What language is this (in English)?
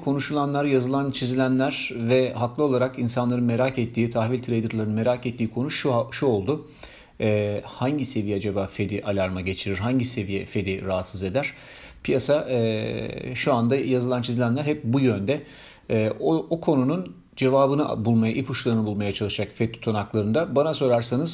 Turkish